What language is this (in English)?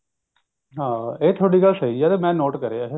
Punjabi